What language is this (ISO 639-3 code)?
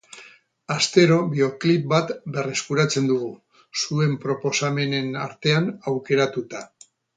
eus